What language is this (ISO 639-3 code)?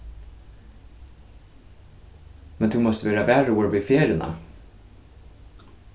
fao